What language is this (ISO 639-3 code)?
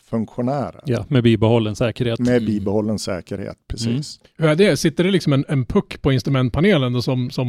swe